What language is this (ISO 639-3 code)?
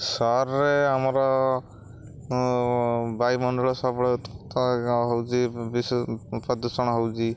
ori